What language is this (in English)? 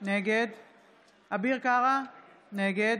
Hebrew